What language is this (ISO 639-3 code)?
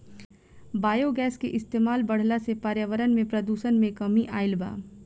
bho